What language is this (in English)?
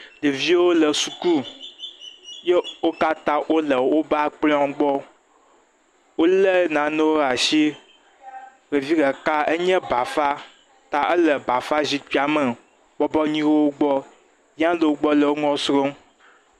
Ewe